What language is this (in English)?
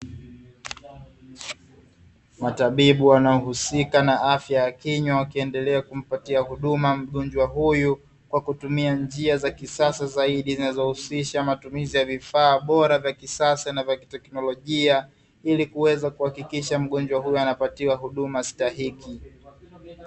Swahili